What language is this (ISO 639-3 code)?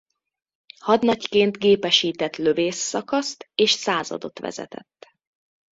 hun